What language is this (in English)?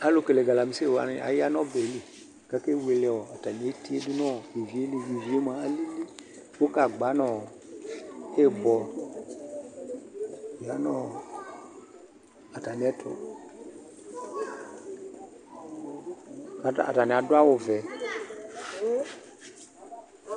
Ikposo